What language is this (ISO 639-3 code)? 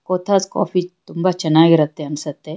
kan